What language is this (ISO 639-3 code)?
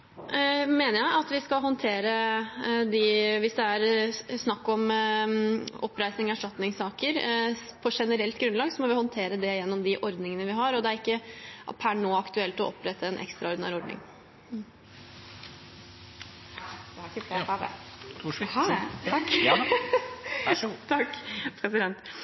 nor